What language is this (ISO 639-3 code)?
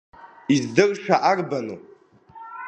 abk